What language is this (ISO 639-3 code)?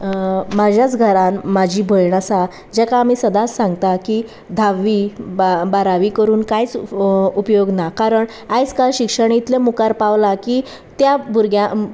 kok